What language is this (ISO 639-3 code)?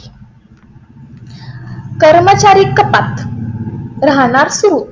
mar